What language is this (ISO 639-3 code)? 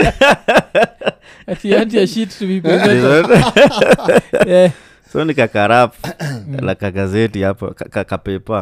swa